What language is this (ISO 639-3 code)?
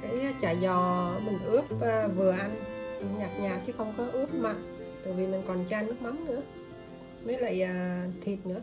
vie